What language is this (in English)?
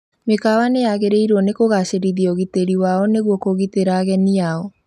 Kikuyu